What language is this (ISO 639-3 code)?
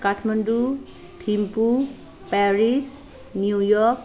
nep